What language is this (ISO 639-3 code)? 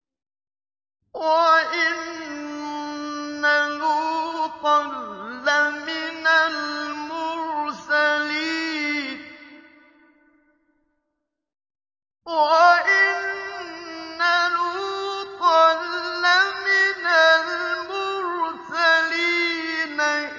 ara